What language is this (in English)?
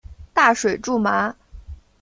Chinese